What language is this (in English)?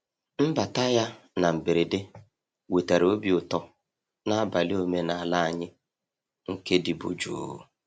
Igbo